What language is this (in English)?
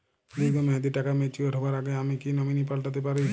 Bangla